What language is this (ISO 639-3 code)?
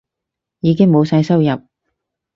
yue